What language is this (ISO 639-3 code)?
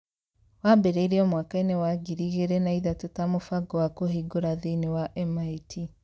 kik